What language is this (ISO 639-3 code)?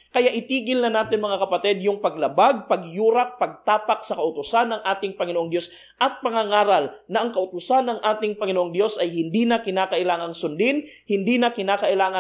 fil